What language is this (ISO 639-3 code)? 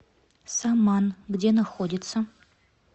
rus